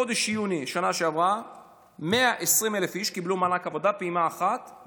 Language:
Hebrew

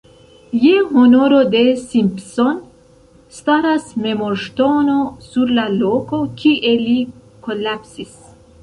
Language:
Esperanto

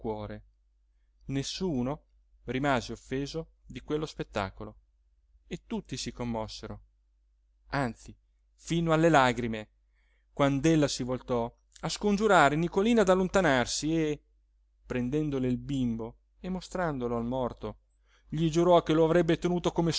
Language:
Italian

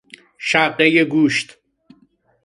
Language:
Persian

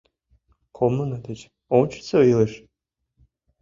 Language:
Mari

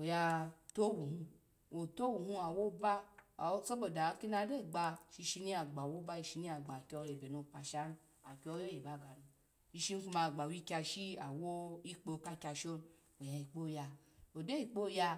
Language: Alago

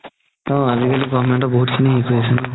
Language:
Assamese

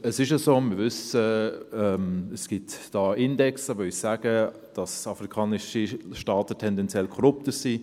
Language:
Swiss German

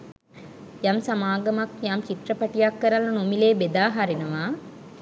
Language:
Sinhala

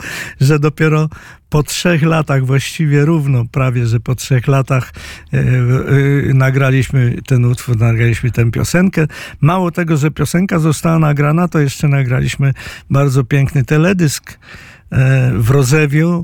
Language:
Polish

